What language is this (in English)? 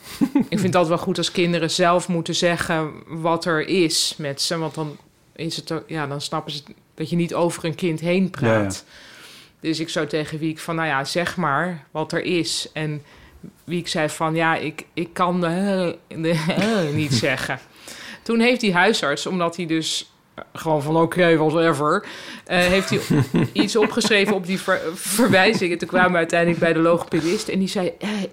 Dutch